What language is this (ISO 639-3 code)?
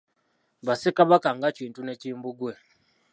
lug